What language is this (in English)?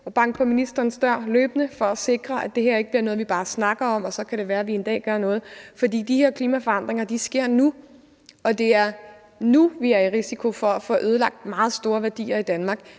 Danish